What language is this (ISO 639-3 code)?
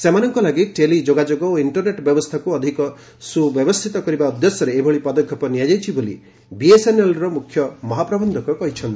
ori